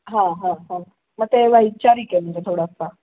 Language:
Marathi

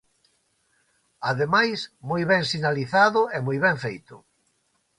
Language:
Galician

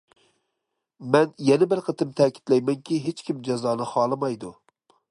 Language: Uyghur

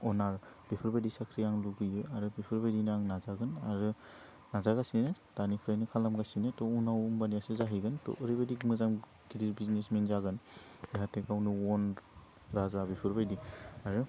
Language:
Bodo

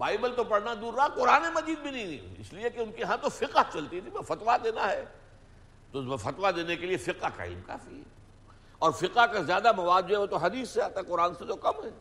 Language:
Urdu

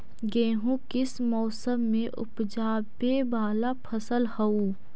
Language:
Magahi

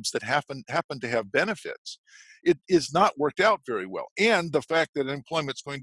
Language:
English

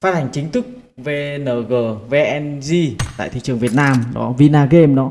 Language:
Vietnamese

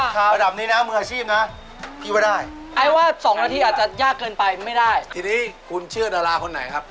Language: Thai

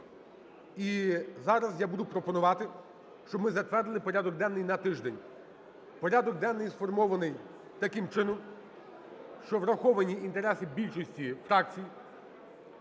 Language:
Ukrainian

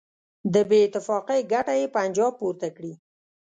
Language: Pashto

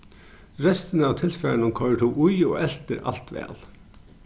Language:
Faroese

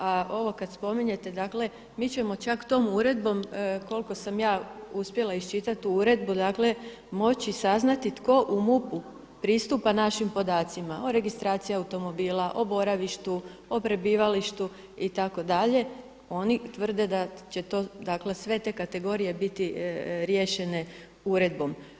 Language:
Croatian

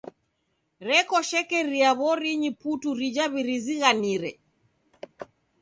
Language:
Taita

